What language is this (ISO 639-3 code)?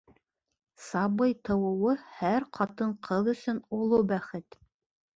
bak